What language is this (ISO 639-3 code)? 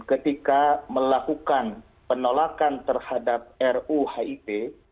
ind